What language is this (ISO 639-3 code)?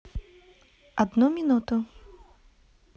rus